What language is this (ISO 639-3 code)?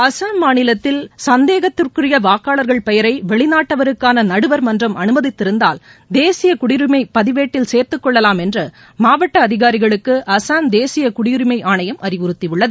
tam